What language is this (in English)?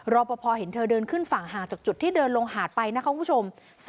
Thai